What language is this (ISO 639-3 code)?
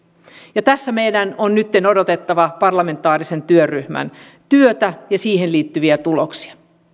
fin